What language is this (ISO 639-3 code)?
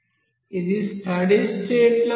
tel